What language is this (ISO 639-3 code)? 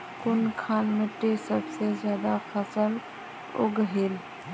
mag